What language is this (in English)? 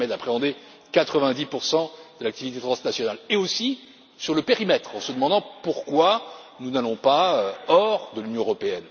French